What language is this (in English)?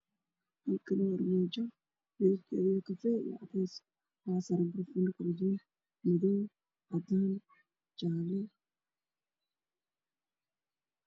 Somali